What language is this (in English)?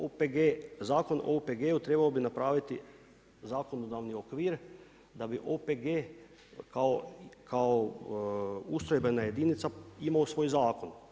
Croatian